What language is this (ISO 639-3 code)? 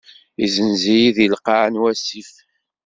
kab